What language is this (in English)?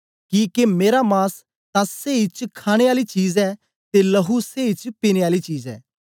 Dogri